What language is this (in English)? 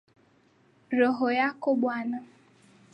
Swahili